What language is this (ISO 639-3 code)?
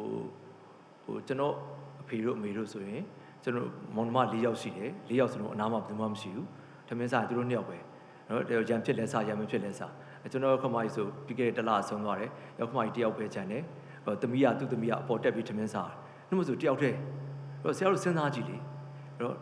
kor